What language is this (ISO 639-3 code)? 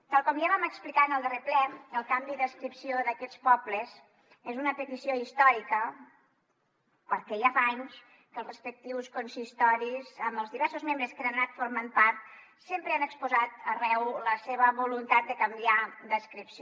cat